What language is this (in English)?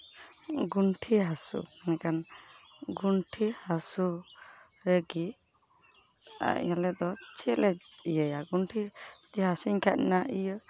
Santali